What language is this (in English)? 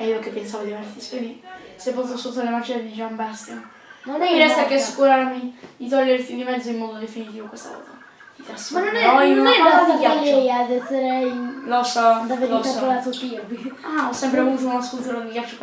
Italian